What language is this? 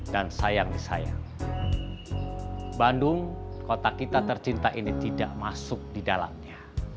Indonesian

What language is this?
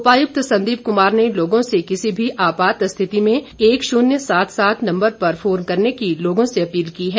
Hindi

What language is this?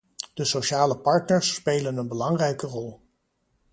Dutch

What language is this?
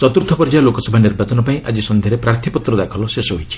Odia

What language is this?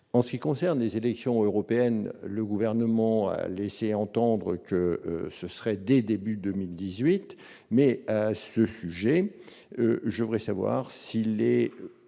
French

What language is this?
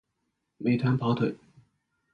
Chinese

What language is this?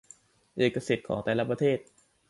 Thai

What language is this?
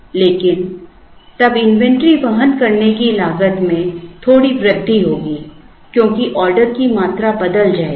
Hindi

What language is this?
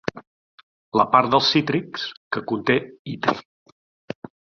Catalan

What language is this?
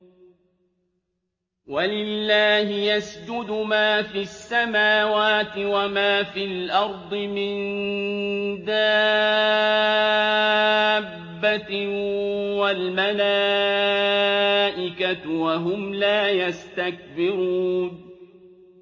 Arabic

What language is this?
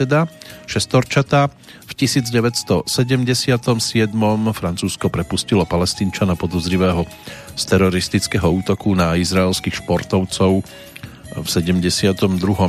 Slovak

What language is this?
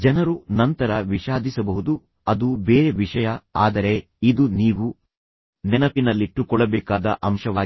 Kannada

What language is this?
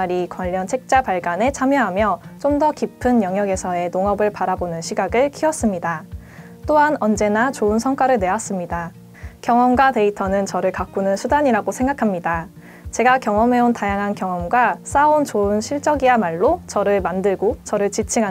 Korean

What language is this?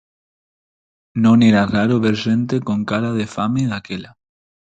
Galician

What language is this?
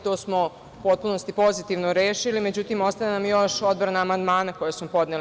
Serbian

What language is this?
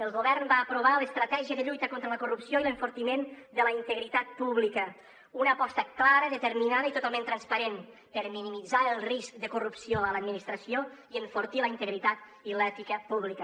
Catalan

